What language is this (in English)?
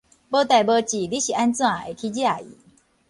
Min Nan Chinese